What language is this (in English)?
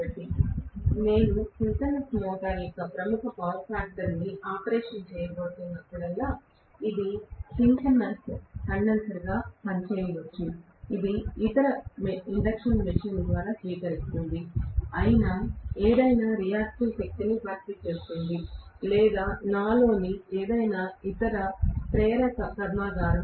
Telugu